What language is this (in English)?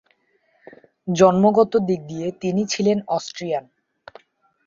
Bangla